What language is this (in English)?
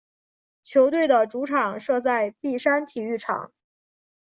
Chinese